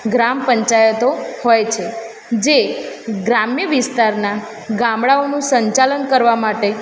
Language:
Gujarati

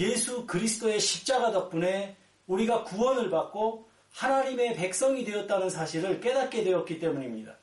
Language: Korean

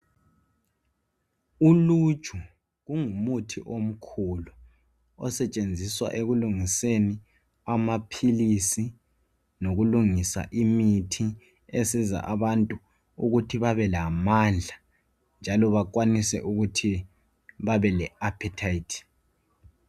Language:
North Ndebele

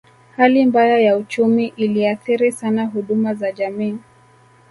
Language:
Swahili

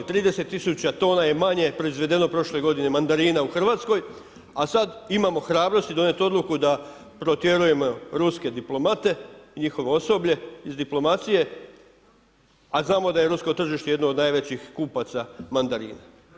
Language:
Croatian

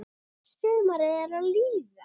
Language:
Icelandic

